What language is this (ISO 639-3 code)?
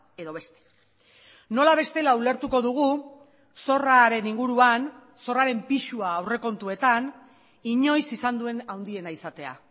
eus